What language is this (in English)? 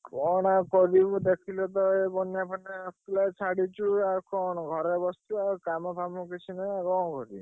Odia